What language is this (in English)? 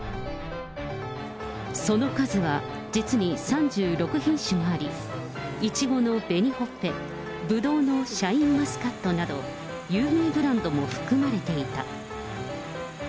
Japanese